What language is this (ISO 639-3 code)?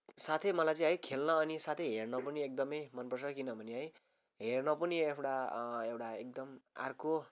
nep